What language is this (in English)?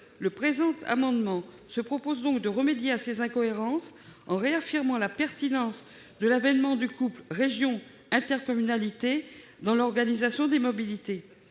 French